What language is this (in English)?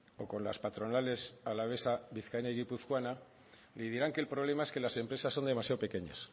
Spanish